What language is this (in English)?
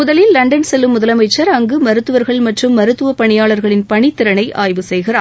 Tamil